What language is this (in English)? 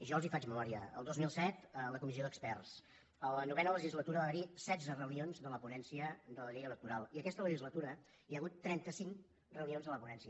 Catalan